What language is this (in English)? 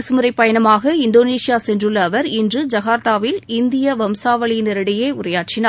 Tamil